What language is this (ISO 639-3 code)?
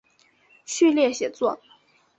zho